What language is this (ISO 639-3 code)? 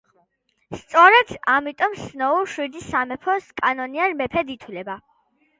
kat